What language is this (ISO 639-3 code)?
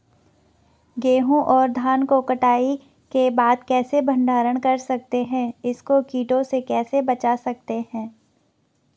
hin